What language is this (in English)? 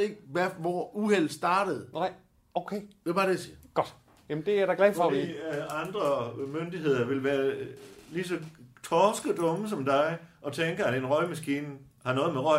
Danish